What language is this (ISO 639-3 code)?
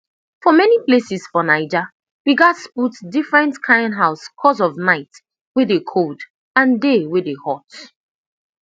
pcm